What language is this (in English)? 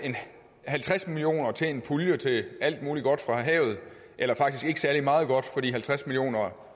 Danish